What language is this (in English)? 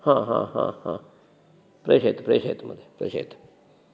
Sanskrit